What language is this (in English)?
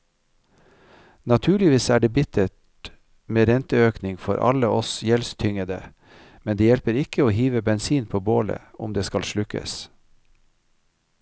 Norwegian